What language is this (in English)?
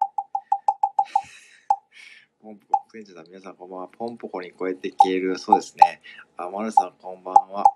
Japanese